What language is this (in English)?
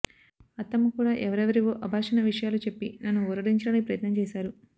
Telugu